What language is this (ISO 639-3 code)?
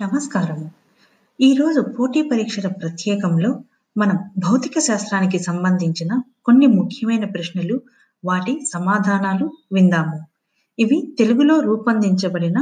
tel